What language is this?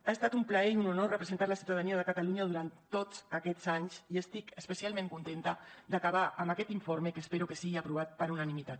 Catalan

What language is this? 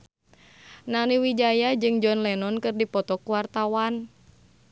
Sundanese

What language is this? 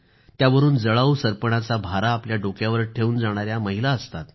Marathi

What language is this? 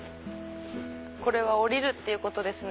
Japanese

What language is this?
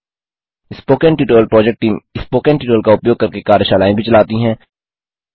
Hindi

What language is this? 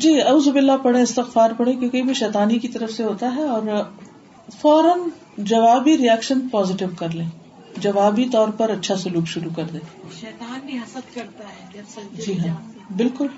Urdu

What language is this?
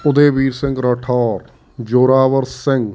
Punjabi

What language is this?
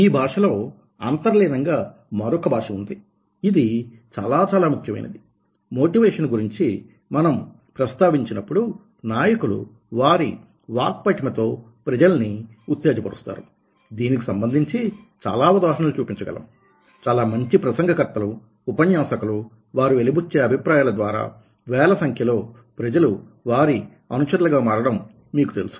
Telugu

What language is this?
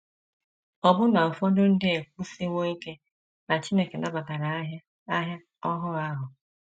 Igbo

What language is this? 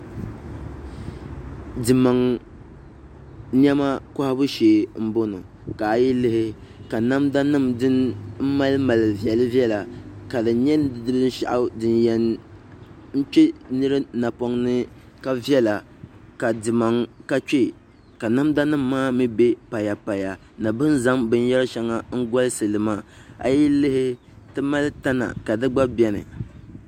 Dagbani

